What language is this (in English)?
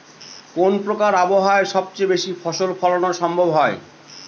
Bangla